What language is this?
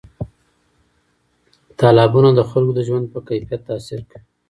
Pashto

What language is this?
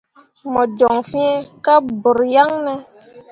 Mundang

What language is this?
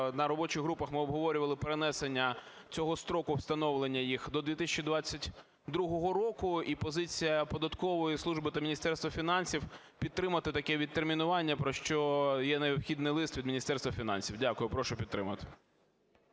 Ukrainian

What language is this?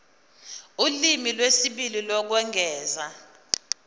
Zulu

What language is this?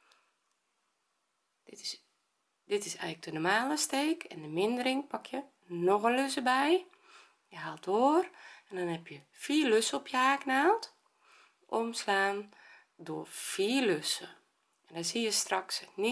Dutch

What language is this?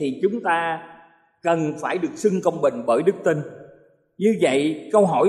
Vietnamese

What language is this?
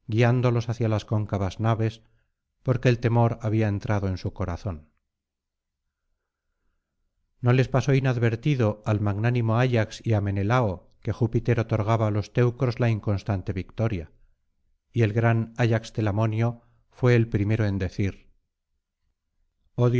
Spanish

